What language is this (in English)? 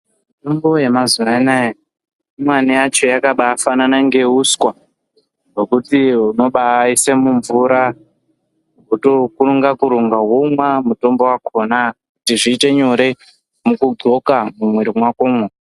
Ndau